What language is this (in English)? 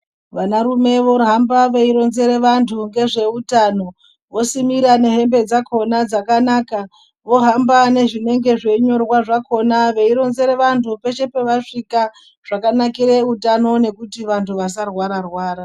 Ndau